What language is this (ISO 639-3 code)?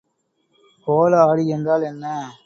tam